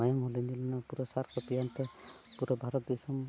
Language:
Santali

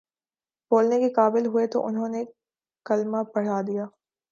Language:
Urdu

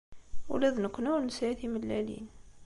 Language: Kabyle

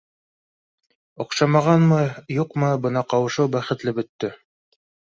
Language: Bashkir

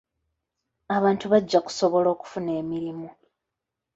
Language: Ganda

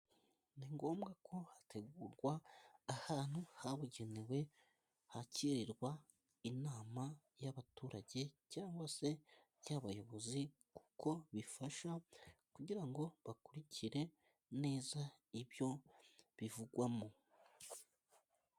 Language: Kinyarwanda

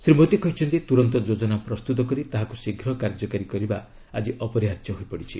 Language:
Odia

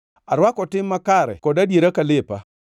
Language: Luo (Kenya and Tanzania)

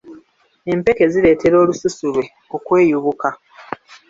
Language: Ganda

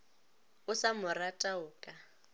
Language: Northern Sotho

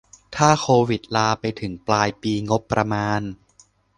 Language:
Thai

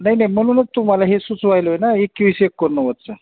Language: Marathi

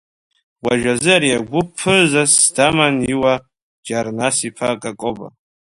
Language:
Abkhazian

